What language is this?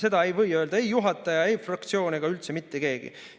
Estonian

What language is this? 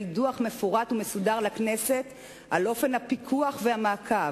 Hebrew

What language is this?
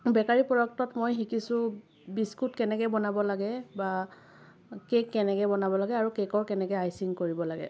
Assamese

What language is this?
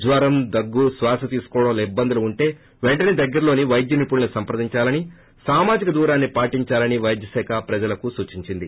Telugu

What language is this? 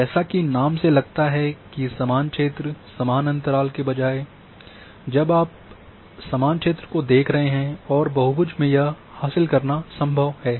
Hindi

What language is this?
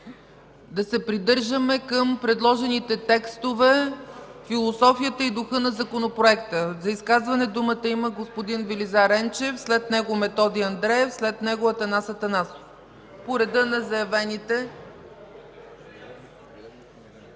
Bulgarian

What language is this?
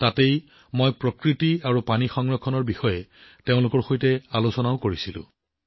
Assamese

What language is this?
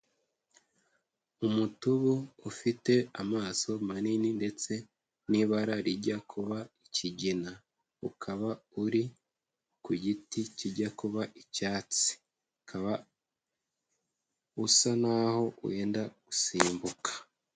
Kinyarwanda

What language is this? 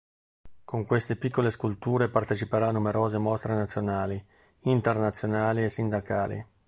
Italian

